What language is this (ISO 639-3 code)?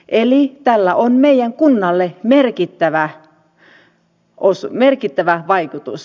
fin